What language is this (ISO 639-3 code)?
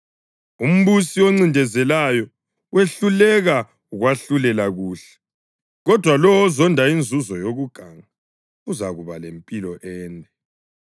nde